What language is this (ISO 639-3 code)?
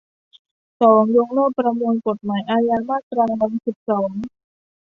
tha